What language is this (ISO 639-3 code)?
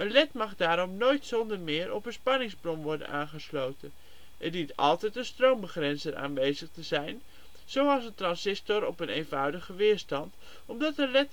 nld